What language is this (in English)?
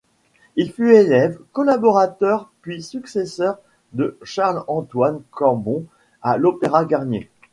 French